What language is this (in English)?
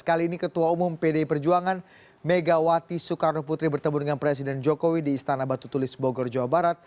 Indonesian